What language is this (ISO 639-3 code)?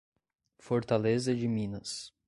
por